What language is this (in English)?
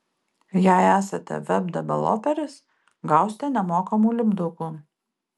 Lithuanian